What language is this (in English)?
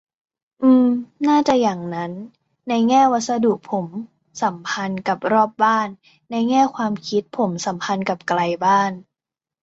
Thai